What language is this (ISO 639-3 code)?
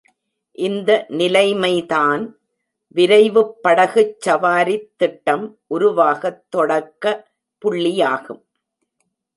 tam